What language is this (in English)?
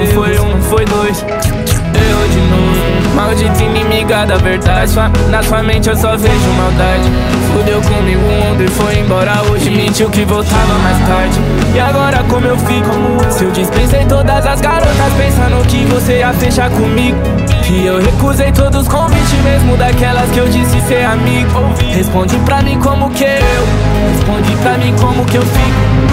Romanian